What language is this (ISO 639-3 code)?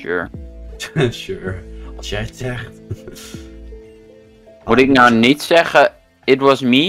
nld